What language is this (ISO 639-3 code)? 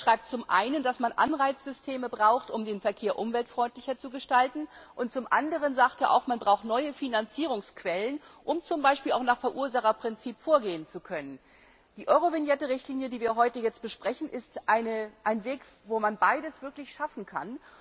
deu